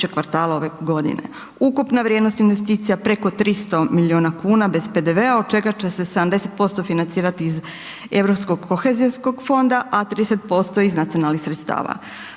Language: Croatian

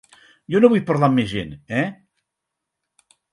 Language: Catalan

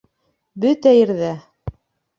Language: Bashkir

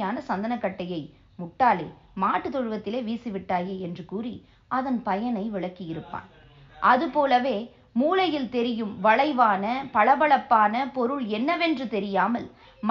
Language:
Tamil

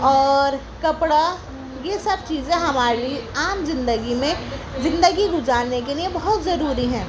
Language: Urdu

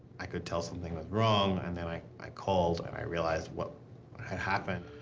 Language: English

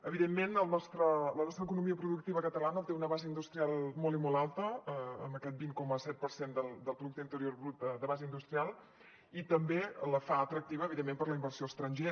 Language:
Catalan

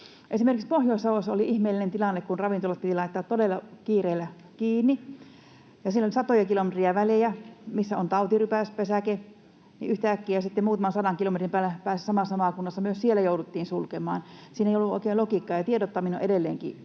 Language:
Finnish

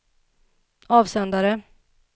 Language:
Swedish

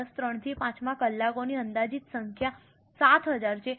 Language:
Gujarati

